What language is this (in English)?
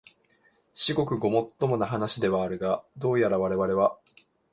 Japanese